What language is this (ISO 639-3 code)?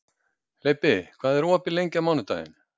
isl